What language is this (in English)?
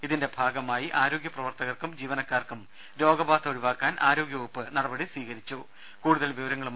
Malayalam